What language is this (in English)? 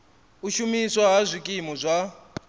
Venda